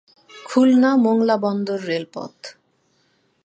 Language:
Bangla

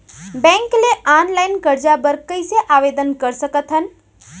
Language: Chhattisgarhi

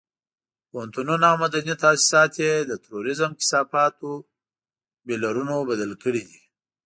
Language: Pashto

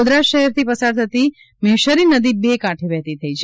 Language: Gujarati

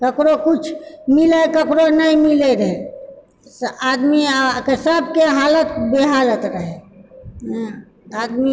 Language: Maithili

